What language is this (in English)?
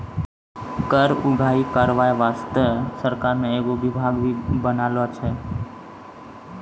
Maithili